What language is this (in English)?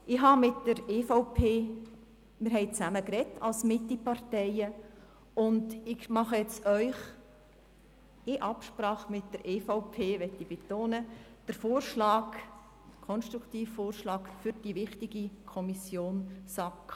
Swiss German